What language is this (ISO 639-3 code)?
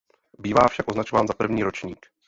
ces